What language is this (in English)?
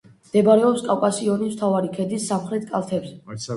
Georgian